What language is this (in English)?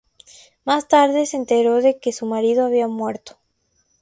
Spanish